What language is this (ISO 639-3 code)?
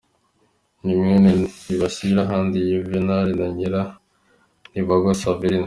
kin